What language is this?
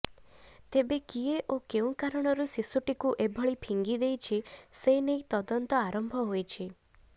Odia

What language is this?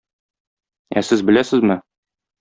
Tatar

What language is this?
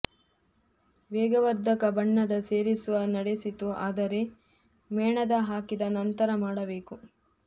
Kannada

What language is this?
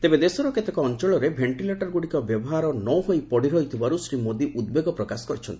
Odia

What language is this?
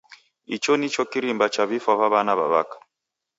Taita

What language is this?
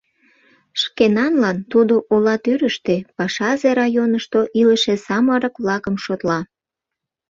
Mari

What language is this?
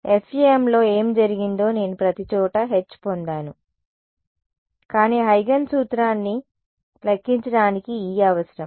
Telugu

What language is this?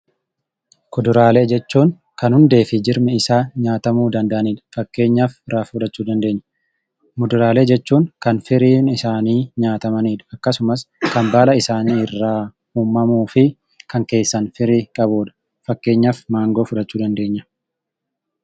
Oromo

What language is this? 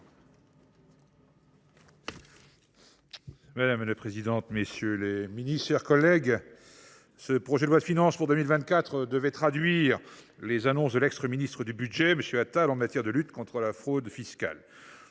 French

